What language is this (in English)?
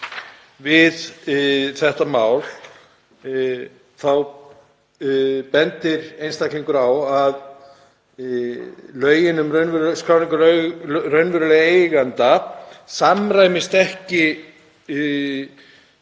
Icelandic